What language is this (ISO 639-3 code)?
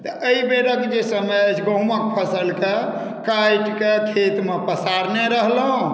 mai